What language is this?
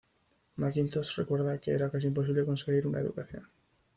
Spanish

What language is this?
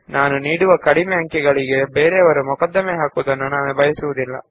Kannada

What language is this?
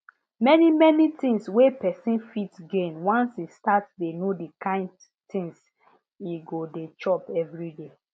Nigerian Pidgin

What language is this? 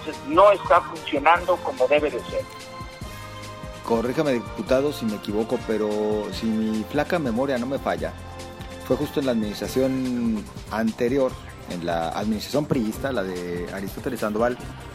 Spanish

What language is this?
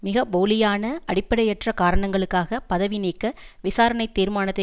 Tamil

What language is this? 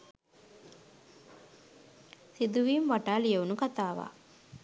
Sinhala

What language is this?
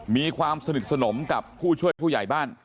Thai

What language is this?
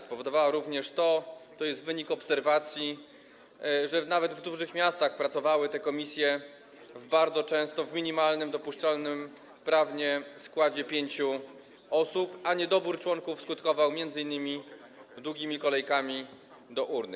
Polish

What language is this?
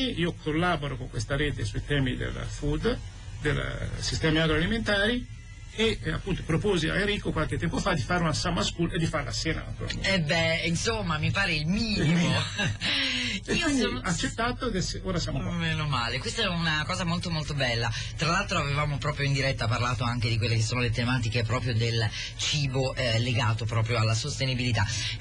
Italian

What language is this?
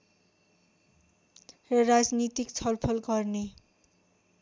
Nepali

